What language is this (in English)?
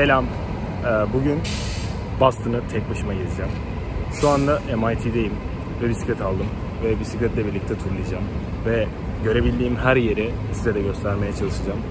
Turkish